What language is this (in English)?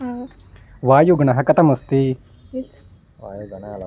Sanskrit